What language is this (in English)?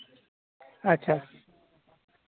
Santali